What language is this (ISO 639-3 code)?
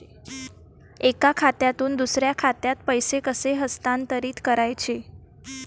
mar